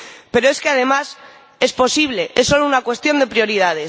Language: Spanish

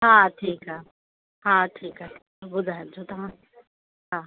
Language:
Sindhi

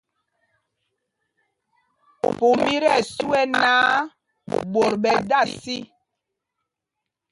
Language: Mpumpong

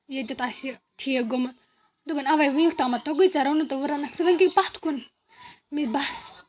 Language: Kashmiri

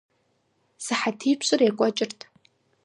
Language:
Kabardian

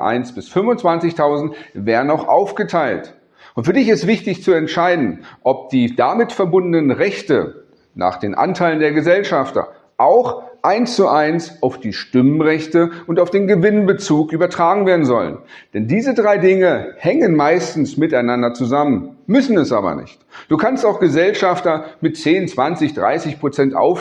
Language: German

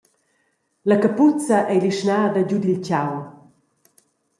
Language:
Romansh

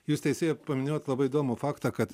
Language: Lithuanian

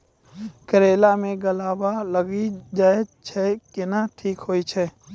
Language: Maithili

